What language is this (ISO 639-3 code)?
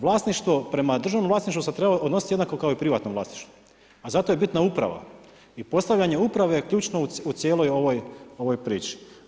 hrv